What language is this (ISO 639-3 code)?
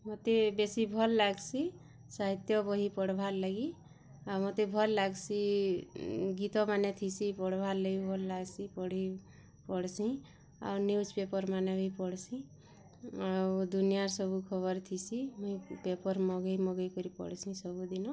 ori